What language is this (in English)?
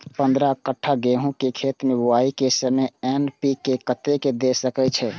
Maithili